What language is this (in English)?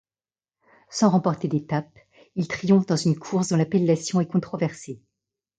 French